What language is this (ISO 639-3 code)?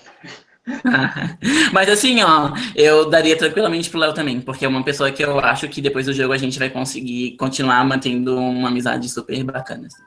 por